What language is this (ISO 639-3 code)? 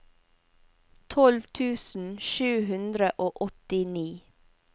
nor